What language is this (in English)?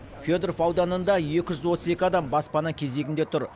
Kazakh